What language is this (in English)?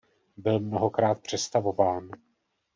Czech